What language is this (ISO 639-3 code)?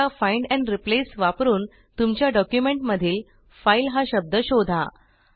mar